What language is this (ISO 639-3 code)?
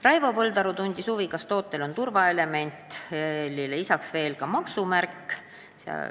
est